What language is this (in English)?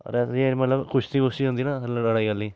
Dogri